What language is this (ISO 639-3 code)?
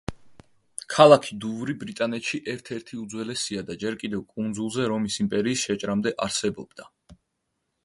kat